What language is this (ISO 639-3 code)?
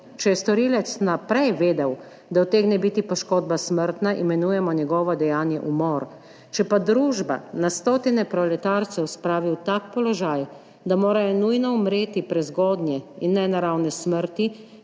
slv